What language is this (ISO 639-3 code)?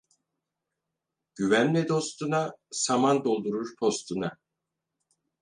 tur